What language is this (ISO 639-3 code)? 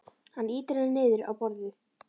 isl